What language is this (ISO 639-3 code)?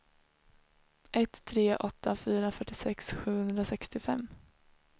swe